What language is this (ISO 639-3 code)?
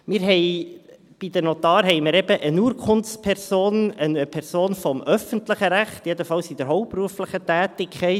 gsw